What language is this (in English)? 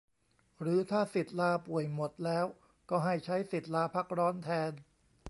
Thai